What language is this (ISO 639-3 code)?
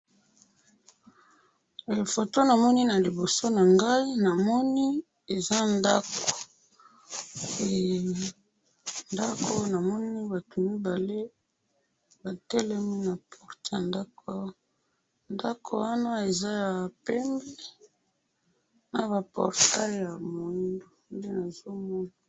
lin